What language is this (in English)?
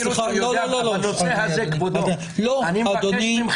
Hebrew